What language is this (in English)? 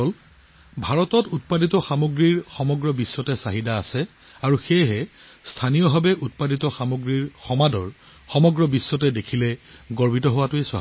Assamese